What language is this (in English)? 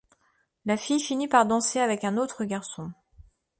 French